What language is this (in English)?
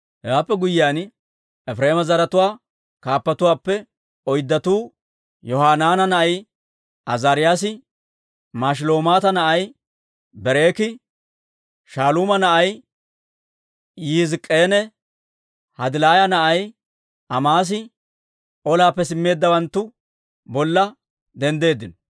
Dawro